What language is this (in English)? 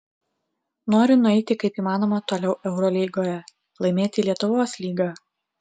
Lithuanian